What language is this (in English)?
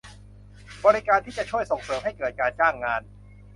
Thai